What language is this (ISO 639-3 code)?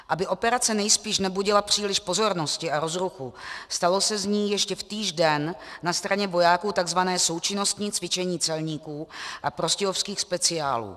ces